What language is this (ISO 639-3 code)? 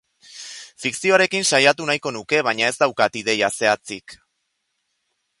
eus